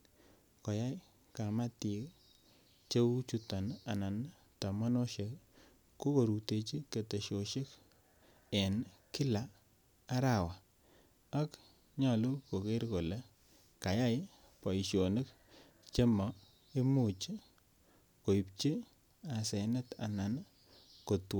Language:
Kalenjin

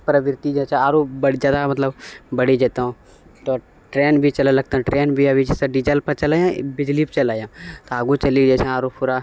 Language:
Maithili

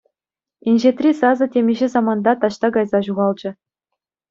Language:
Chuvash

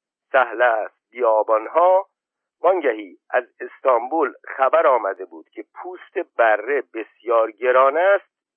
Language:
Persian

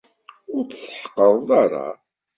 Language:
Kabyle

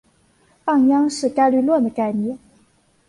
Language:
Chinese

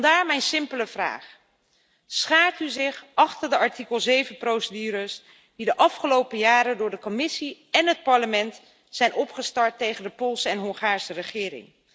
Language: Dutch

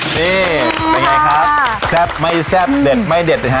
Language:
Thai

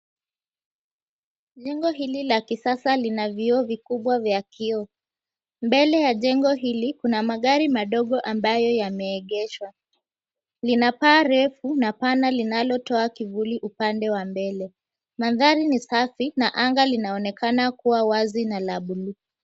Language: Swahili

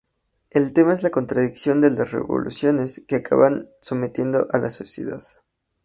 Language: Spanish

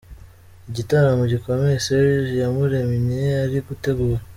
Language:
Kinyarwanda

